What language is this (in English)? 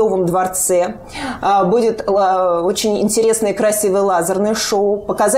Russian